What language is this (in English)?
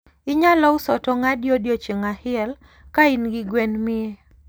Luo (Kenya and Tanzania)